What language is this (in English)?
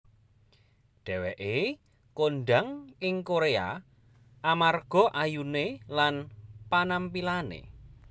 Javanese